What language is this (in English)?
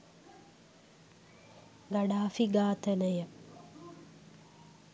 Sinhala